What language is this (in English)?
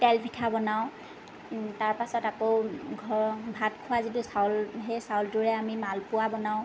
Assamese